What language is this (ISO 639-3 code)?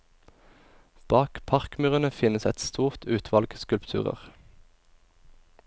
nor